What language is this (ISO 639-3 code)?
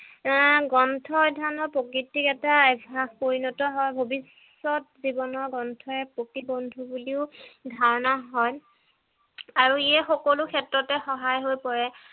asm